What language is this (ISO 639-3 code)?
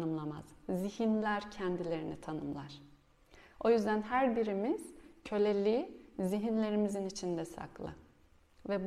tur